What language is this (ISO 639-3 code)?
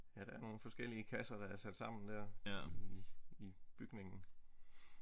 dan